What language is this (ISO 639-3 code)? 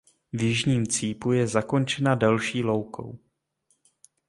ces